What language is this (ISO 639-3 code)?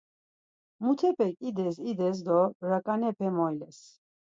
lzz